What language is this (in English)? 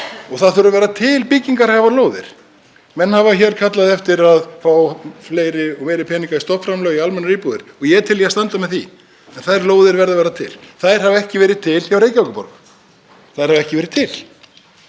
Icelandic